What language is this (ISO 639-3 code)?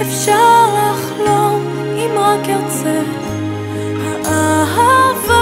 heb